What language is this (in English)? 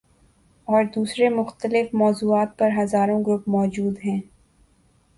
Urdu